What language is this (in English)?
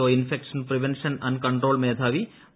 Malayalam